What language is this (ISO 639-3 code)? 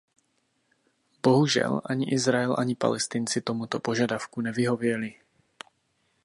ces